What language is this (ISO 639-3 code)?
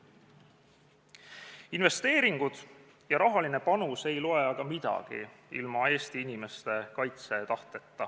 est